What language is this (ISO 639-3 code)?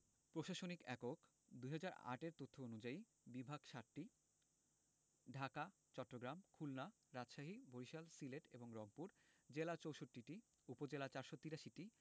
ben